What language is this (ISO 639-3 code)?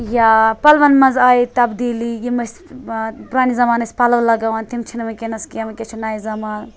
kas